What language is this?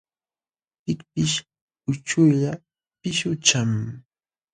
Jauja Wanca Quechua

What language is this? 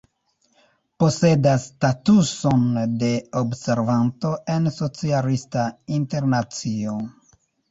Esperanto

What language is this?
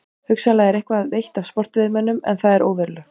Icelandic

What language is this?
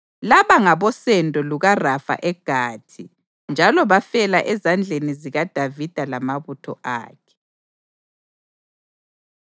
North Ndebele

